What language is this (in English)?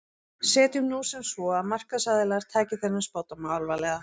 Icelandic